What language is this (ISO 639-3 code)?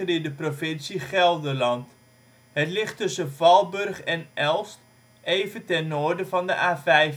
nld